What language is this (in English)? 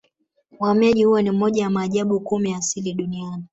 Swahili